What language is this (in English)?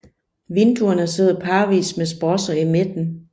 Danish